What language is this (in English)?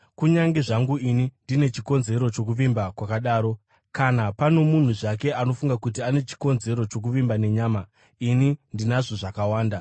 Shona